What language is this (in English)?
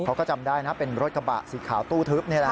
Thai